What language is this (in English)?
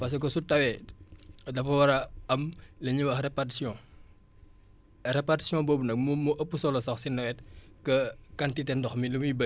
Wolof